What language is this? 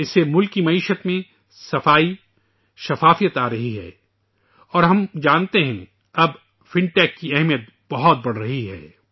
Urdu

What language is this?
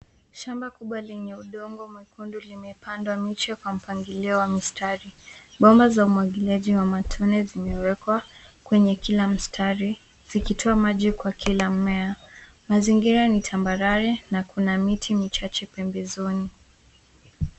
Swahili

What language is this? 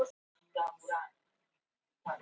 Icelandic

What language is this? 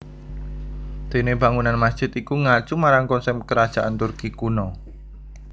Javanese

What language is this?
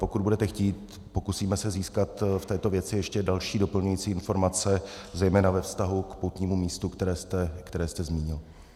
Czech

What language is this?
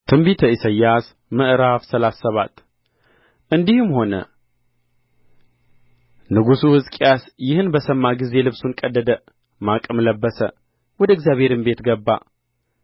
Amharic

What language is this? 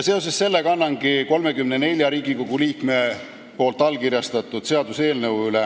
Estonian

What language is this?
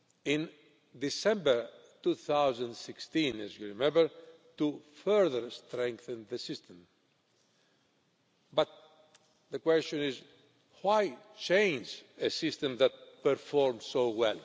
English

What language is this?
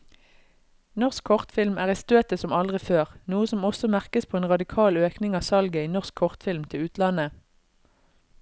Norwegian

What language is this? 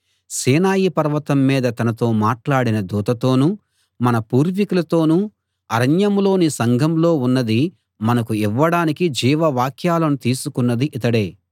Telugu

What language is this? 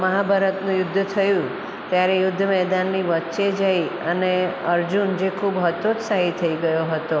Gujarati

